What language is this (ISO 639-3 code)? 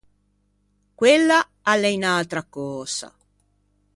lij